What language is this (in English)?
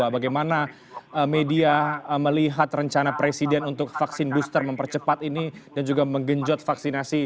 Indonesian